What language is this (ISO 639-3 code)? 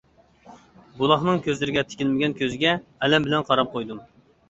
uig